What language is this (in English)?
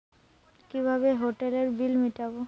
Bangla